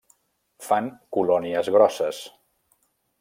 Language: Catalan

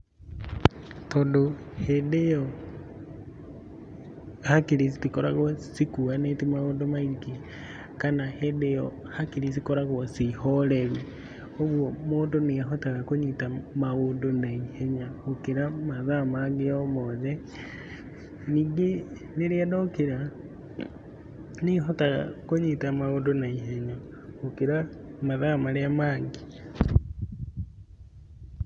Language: Kikuyu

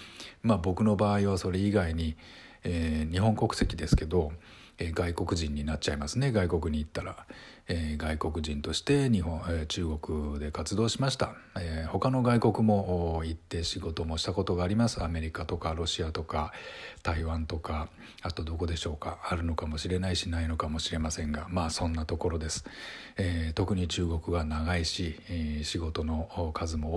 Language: Japanese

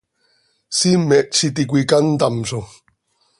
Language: Seri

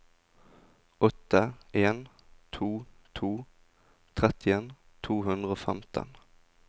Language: Norwegian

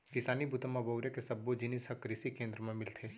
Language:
Chhattisgarhi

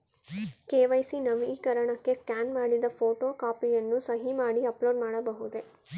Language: Kannada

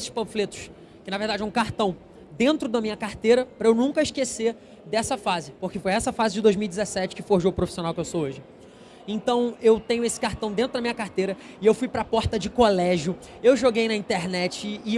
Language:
Portuguese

